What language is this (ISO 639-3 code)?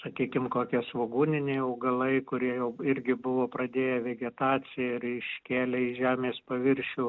lit